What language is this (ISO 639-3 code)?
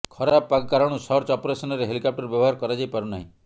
ori